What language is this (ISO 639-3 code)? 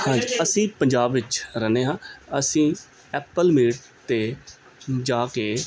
pan